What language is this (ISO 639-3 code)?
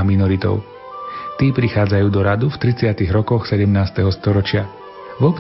slk